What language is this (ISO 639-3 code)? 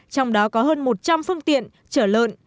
vie